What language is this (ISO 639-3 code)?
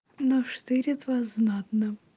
rus